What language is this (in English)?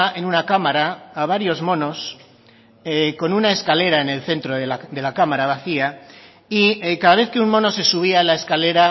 Spanish